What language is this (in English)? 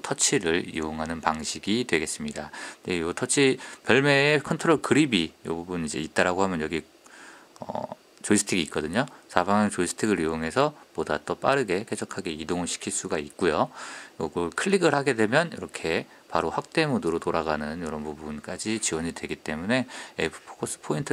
Korean